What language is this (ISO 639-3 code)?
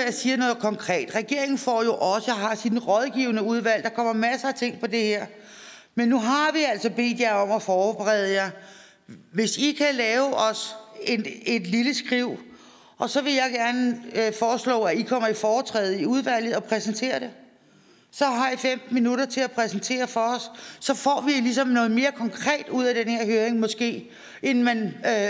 dan